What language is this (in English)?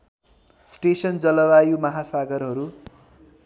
Nepali